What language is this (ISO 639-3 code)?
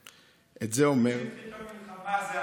heb